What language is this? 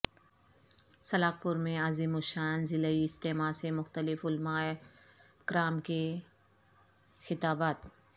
Urdu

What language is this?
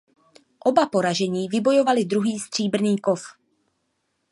Czech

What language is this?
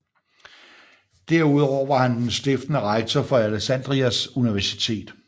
Danish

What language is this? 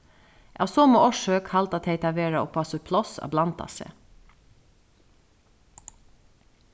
Faroese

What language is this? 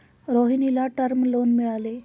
Marathi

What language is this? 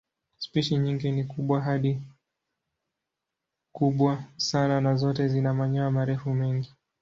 Swahili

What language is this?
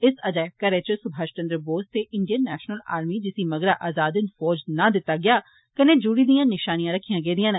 Dogri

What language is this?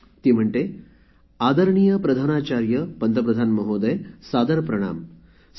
Marathi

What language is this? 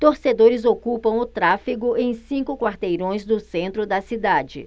Portuguese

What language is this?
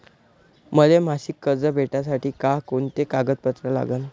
Marathi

